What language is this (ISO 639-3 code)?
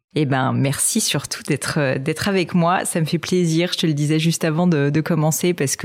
fra